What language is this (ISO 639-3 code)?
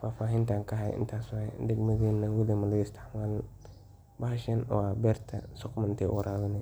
som